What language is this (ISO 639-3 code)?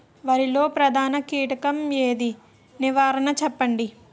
tel